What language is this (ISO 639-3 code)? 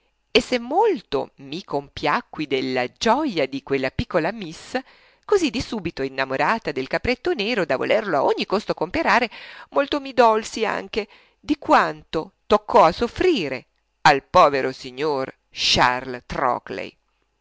ita